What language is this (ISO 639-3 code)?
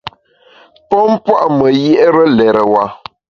bax